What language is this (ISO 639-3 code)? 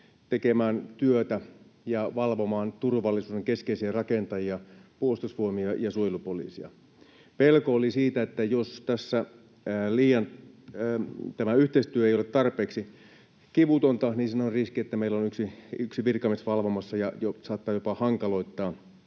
fin